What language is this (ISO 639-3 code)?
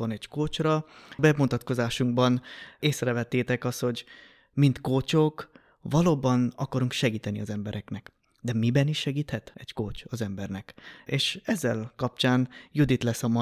hun